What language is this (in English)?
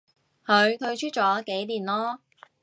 Cantonese